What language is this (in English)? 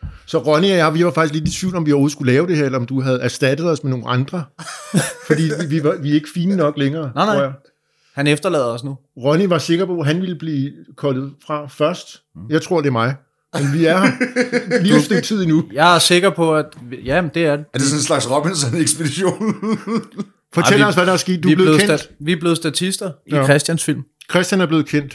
Danish